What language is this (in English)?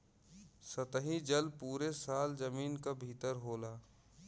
Bhojpuri